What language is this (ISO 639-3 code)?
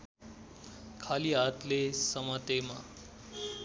nep